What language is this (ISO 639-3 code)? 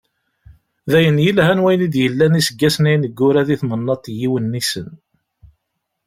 kab